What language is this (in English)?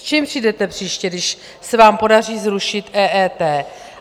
Czech